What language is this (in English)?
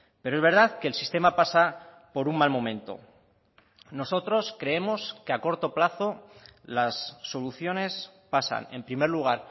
Spanish